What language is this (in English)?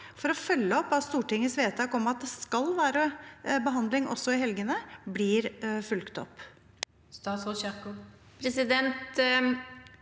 Norwegian